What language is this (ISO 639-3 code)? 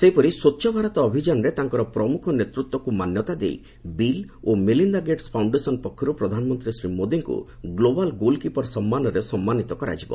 ori